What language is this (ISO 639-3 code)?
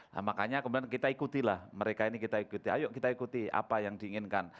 ind